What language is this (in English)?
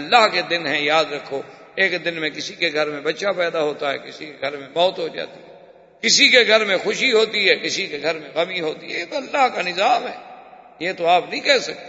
Urdu